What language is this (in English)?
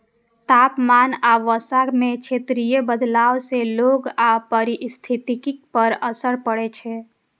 Maithili